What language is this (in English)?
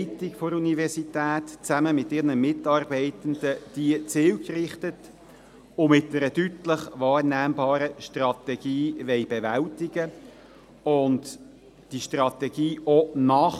Swiss German